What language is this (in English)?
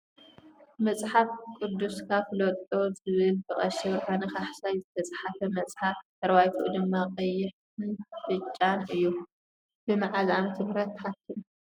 Tigrinya